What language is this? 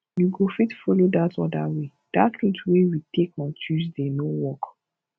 Nigerian Pidgin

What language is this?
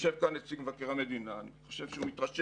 Hebrew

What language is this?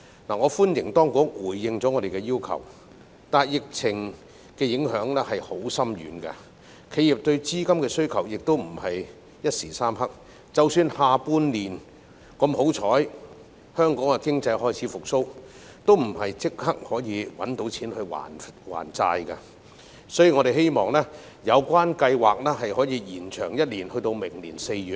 Cantonese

